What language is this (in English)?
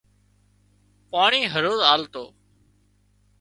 Wadiyara Koli